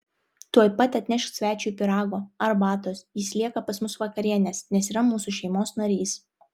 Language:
Lithuanian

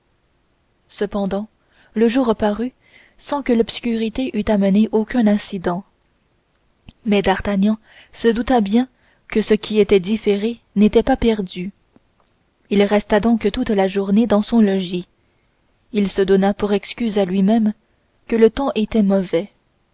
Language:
French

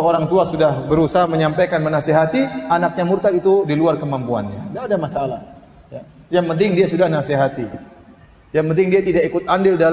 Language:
Indonesian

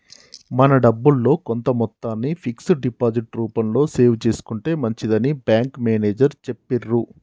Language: Telugu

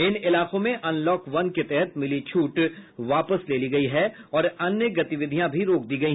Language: Hindi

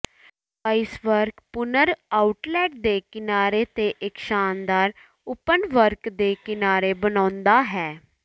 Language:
Punjabi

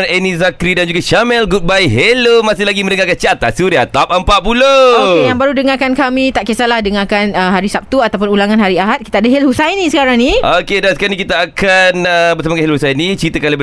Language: Malay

